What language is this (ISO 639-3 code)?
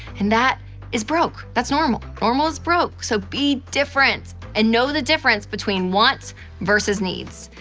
eng